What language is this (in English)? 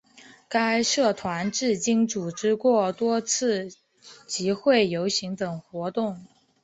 Chinese